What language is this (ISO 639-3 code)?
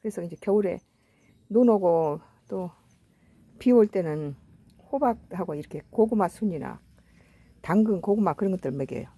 kor